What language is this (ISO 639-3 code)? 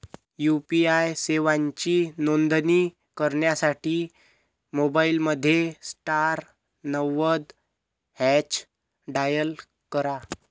mar